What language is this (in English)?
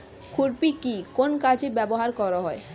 Bangla